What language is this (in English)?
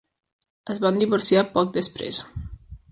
Catalan